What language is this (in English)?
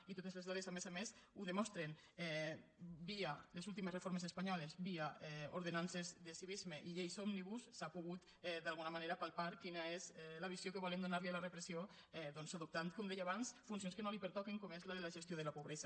Catalan